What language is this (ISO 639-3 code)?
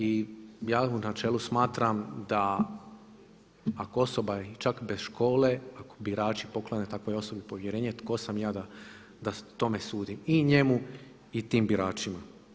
hrv